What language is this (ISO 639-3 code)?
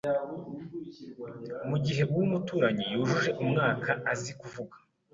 kin